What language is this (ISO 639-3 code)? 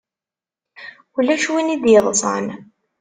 kab